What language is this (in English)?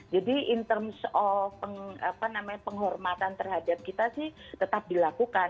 Indonesian